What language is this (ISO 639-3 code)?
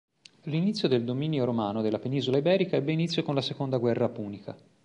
ita